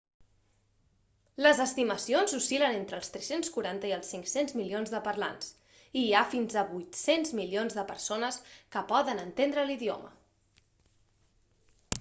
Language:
Catalan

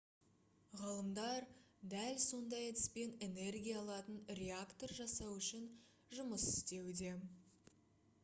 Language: Kazakh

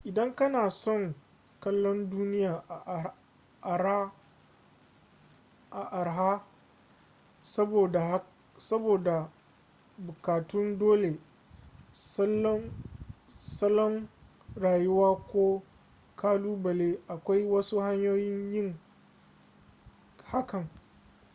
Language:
Hausa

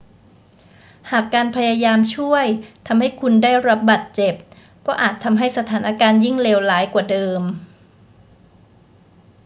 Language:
Thai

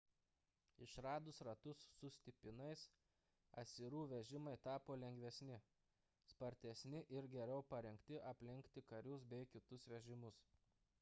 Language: Lithuanian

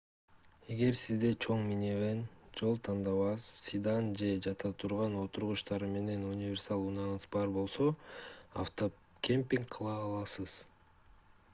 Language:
Kyrgyz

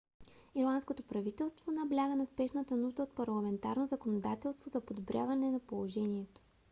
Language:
Bulgarian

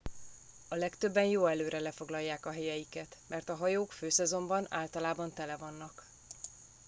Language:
Hungarian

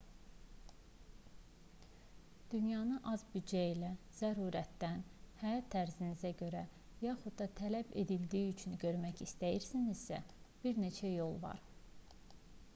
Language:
Azerbaijani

